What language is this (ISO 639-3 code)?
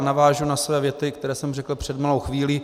ces